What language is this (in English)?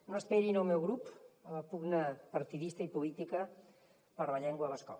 Catalan